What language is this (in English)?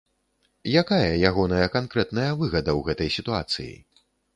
Belarusian